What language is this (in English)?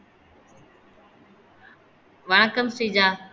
Tamil